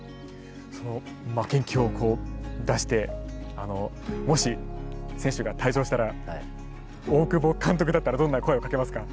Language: Japanese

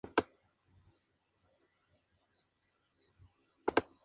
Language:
Spanish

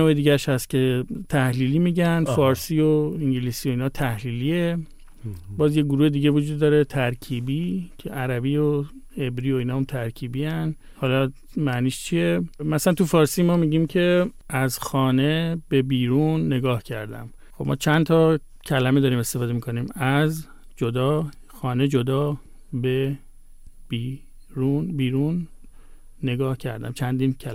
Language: Persian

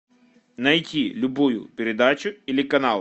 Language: Russian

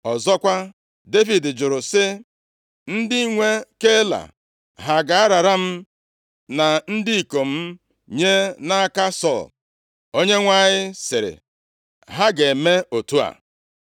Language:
Igbo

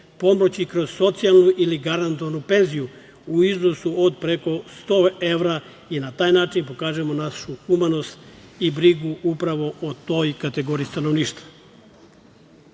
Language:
Serbian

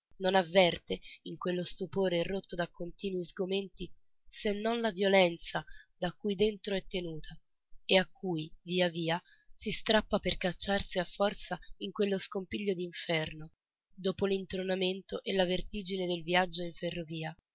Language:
Italian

